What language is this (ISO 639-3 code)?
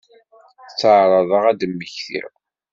kab